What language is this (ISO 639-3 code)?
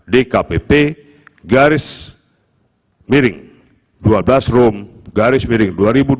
ind